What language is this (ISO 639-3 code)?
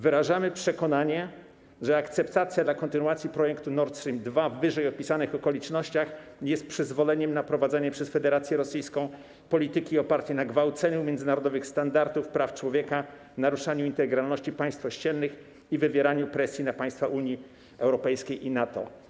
pol